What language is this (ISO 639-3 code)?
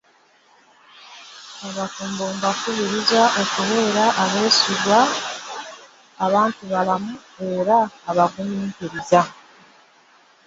lug